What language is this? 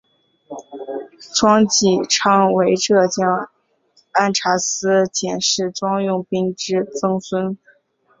Chinese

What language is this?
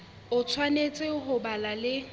Southern Sotho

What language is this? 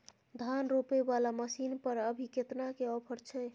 Maithili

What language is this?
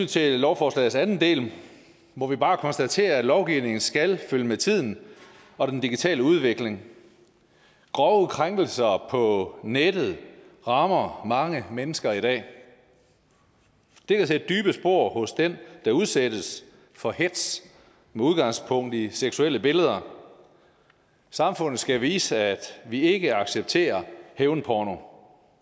Danish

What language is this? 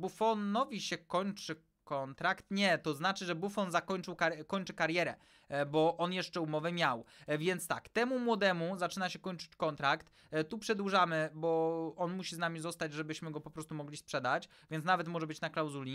Polish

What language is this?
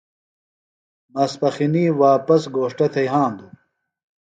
Phalura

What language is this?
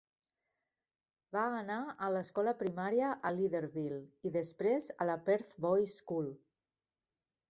Catalan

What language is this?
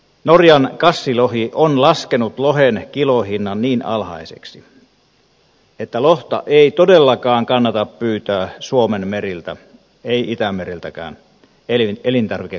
Finnish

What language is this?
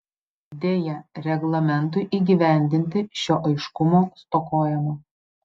Lithuanian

